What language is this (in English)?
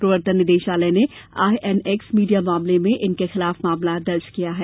Hindi